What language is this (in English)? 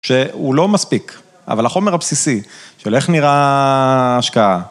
Hebrew